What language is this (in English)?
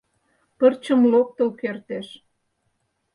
Mari